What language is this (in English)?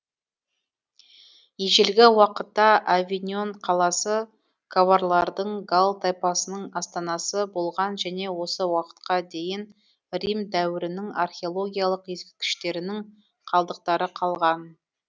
Kazakh